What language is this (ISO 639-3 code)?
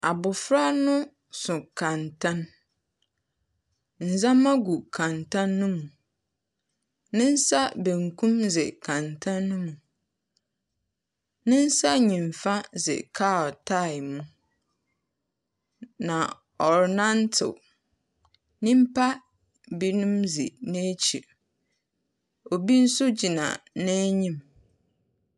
aka